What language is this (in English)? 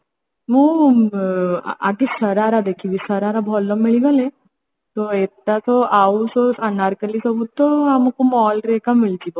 Odia